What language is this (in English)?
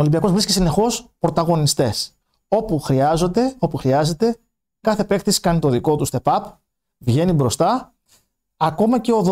Greek